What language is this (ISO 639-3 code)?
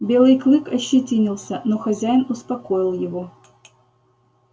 rus